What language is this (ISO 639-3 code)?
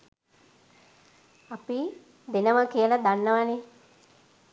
sin